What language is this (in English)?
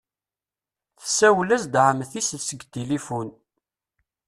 Kabyle